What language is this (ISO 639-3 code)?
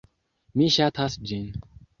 epo